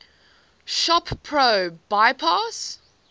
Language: English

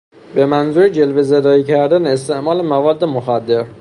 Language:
Persian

